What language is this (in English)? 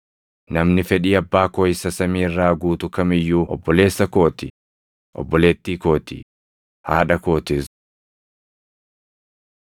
Oromo